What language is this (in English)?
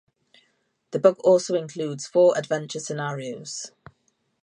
English